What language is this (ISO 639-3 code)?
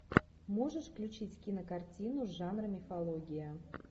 rus